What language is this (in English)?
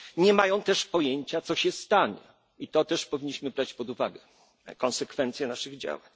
Polish